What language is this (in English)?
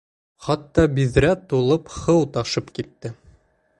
Bashkir